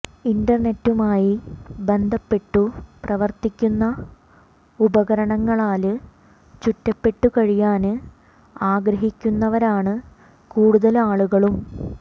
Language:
Malayalam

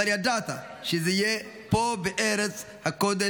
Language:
Hebrew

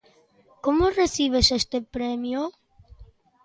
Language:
Galician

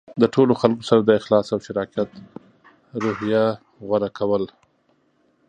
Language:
Pashto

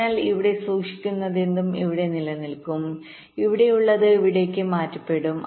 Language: Malayalam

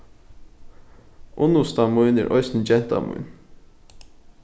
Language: Faroese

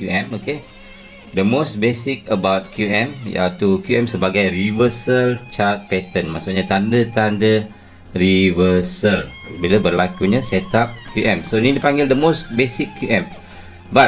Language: Malay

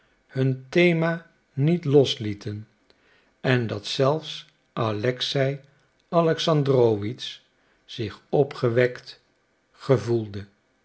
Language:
Dutch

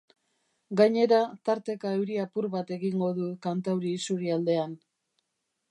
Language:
Basque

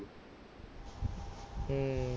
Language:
Punjabi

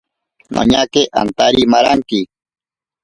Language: Ashéninka Perené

